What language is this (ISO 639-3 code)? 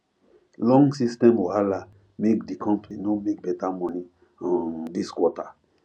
pcm